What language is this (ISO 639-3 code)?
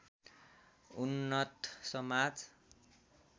nep